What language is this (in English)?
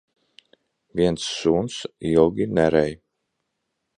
Latvian